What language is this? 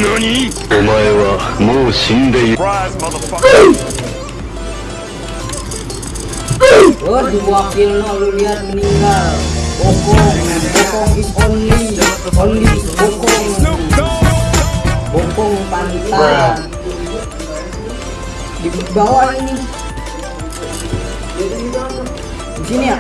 Spanish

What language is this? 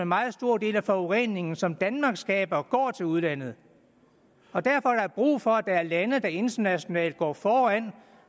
Danish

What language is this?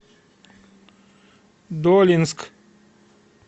Russian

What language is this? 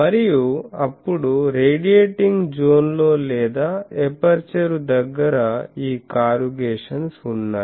Telugu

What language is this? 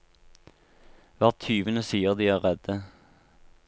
Norwegian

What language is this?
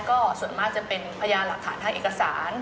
Thai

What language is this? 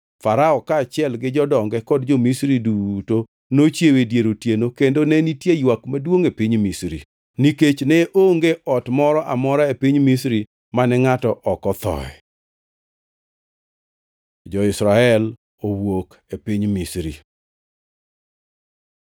Luo (Kenya and Tanzania)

